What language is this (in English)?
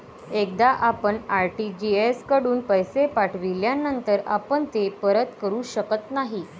Marathi